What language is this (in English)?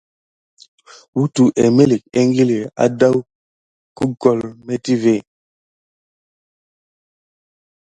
Gidar